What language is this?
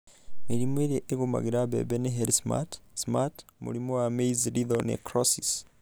Kikuyu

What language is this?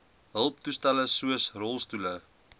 Afrikaans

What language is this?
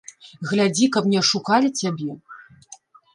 Belarusian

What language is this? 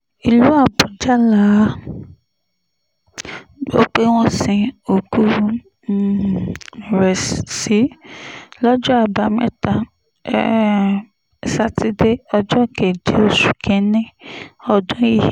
Yoruba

